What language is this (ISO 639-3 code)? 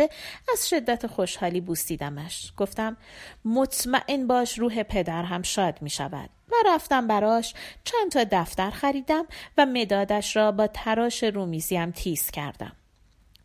fas